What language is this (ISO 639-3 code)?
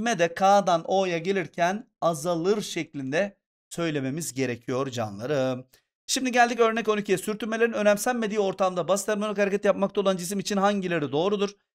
tur